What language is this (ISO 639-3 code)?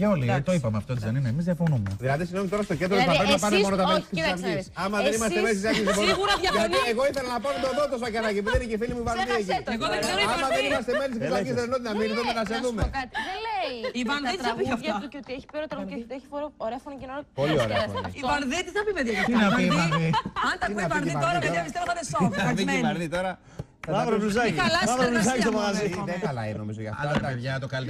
ell